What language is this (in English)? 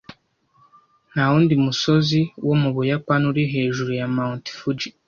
Kinyarwanda